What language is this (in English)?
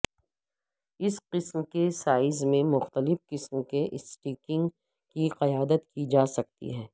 Urdu